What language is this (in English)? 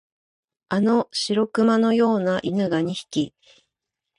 Japanese